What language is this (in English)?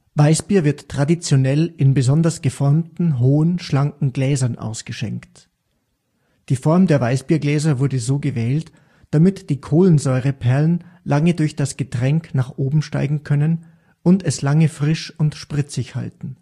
German